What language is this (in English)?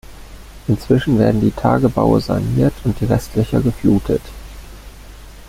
German